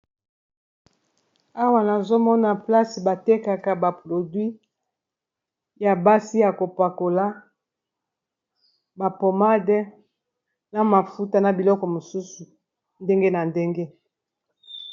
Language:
Lingala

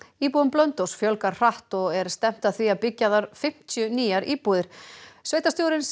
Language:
Icelandic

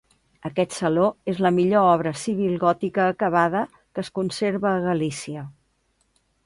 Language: Catalan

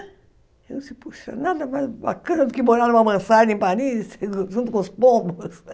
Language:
Portuguese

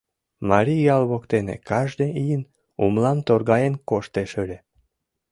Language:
Mari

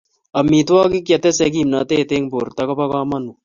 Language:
Kalenjin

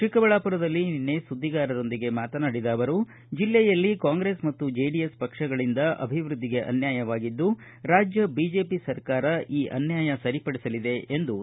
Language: Kannada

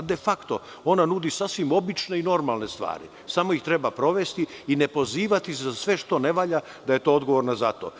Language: Serbian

